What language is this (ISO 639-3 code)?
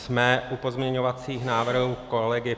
ces